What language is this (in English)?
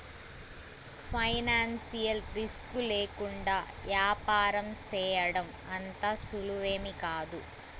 Telugu